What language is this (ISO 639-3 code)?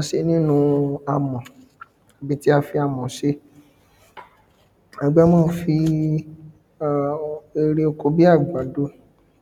yor